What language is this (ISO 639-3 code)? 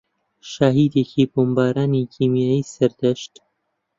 ckb